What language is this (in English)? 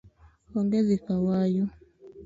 Luo (Kenya and Tanzania)